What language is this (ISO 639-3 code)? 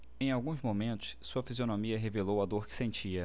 por